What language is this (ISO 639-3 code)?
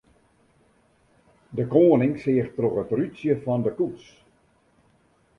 fry